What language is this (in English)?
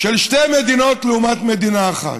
Hebrew